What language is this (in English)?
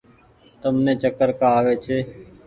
Goaria